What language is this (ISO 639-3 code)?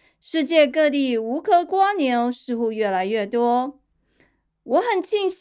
zho